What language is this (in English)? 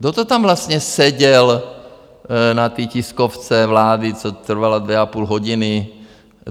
Czech